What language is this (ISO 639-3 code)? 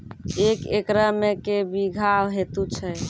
mai